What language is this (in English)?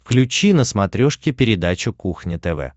Russian